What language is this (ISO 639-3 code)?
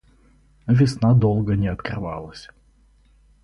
rus